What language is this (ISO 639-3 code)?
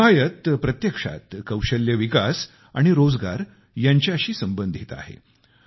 mar